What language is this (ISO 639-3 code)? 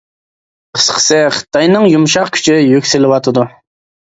uig